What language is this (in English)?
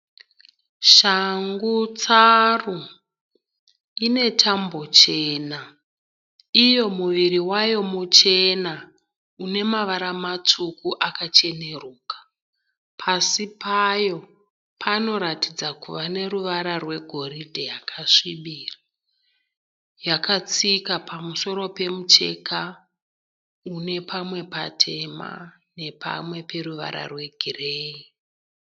Shona